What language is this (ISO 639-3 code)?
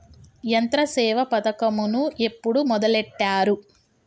tel